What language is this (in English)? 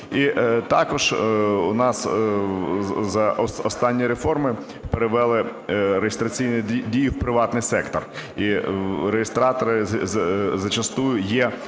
Ukrainian